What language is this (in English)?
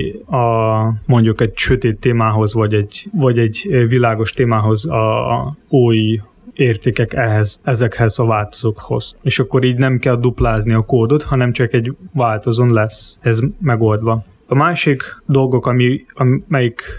Hungarian